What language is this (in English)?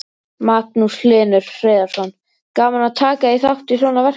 Icelandic